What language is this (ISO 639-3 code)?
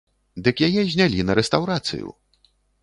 bel